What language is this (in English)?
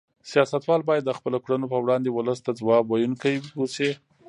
Pashto